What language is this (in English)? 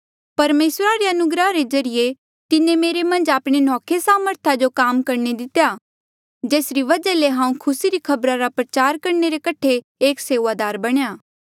Mandeali